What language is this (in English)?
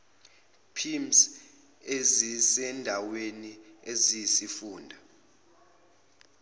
Zulu